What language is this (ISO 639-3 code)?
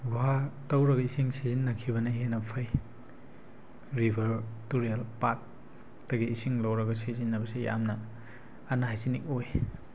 mni